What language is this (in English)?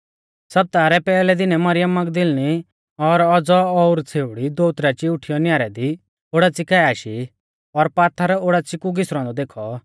Mahasu Pahari